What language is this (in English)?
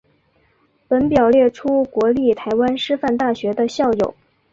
Chinese